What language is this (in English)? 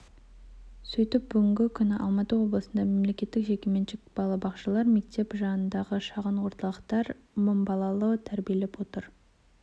Kazakh